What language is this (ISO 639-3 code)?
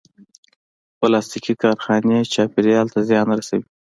pus